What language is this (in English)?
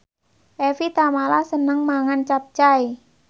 Javanese